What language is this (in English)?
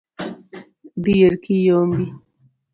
Luo (Kenya and Tanzania)